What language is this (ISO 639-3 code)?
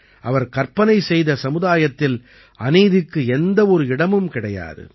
tam